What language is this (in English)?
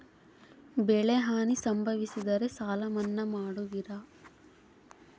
Kannada